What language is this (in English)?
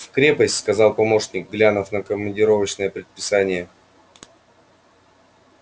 Russian